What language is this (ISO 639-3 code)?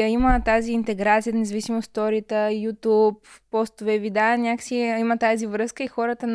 bul